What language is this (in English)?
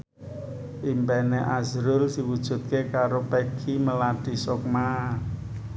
Javanese